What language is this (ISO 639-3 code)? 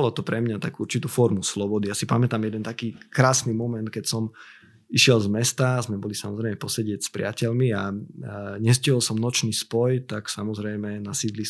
slk